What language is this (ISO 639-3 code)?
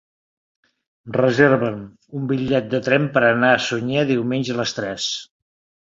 cat